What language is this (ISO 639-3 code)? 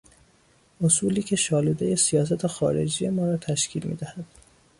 fas